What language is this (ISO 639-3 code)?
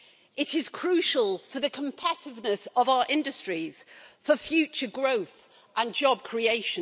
eng